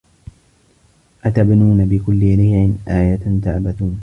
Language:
Arabic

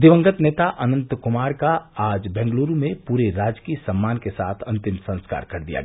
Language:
Hindi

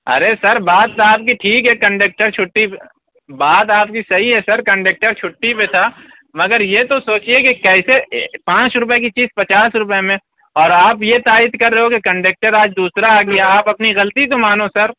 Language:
Urdu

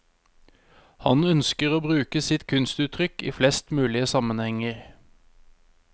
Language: Norwegian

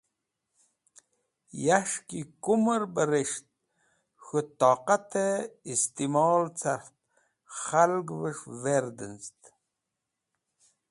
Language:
Wakhi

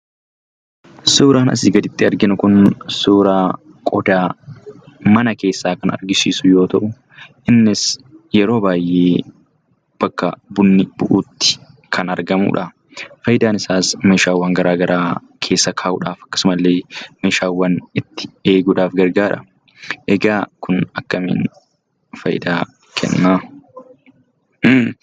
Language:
Oromo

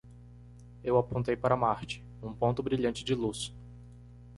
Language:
Portuguese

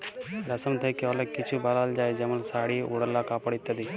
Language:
Bangla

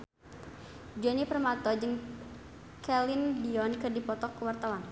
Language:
Sundanese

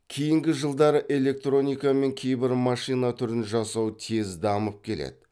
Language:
Kazakh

